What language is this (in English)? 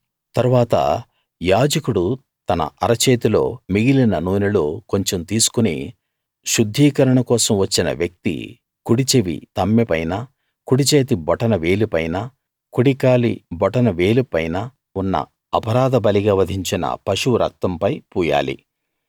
Telugu